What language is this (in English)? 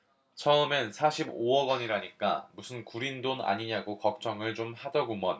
Korean